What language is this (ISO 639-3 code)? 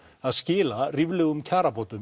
isl